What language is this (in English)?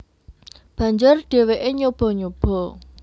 Javanese